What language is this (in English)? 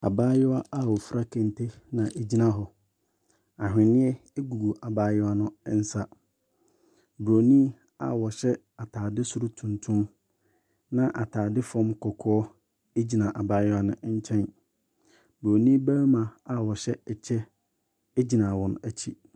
Akan